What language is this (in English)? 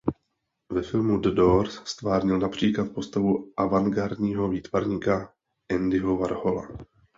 Czech